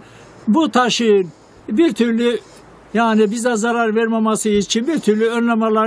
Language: Turkish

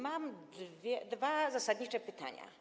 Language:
Polish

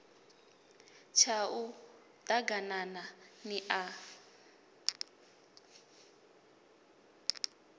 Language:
Venda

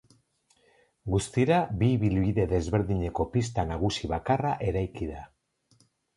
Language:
Basque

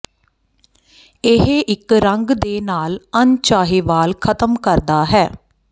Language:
Punjabi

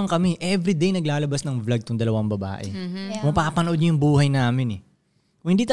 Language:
Filipino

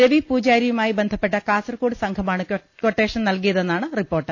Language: Malayalam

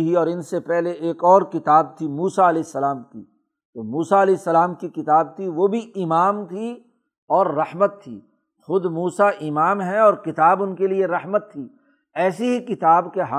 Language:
Urdu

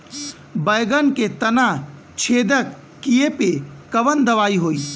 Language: Bhojpuri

